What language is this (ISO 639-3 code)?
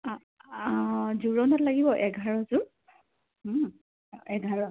asm